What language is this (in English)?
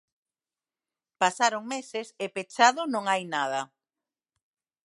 Galician